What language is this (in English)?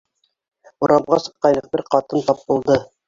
Bashkir